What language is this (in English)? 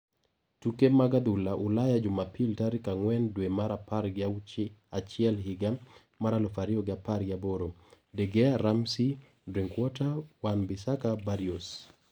Luo (Kenya and Tanzania)